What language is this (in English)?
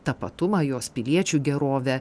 Lithuanian